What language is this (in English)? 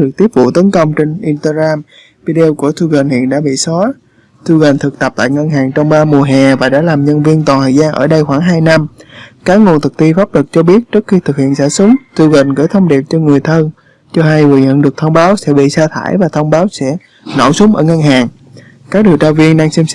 Vietnamese